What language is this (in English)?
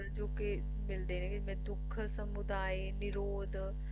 Punjabi